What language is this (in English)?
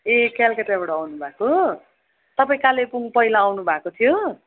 Nepali